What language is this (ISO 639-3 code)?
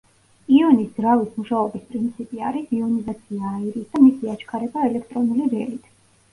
kat